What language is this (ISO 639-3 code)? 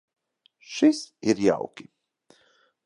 lav